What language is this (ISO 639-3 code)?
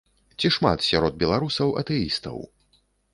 bel